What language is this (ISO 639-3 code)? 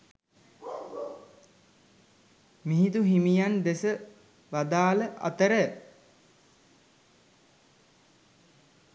sin